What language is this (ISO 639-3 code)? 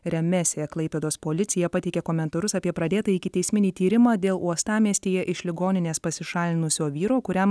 lit